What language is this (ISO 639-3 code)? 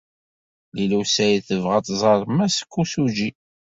kab